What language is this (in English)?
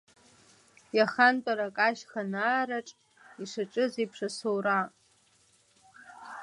Abkhazian